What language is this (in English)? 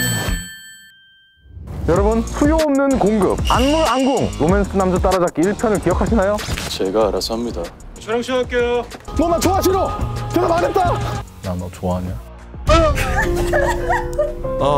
Korean